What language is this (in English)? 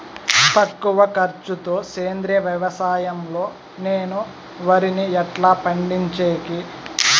Telugu